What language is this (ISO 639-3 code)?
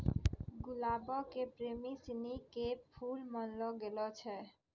mai